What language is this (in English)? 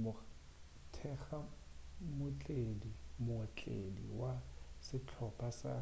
Northern Sotho